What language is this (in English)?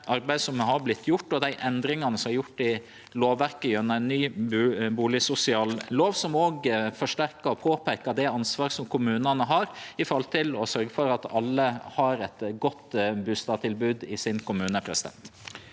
Norwegian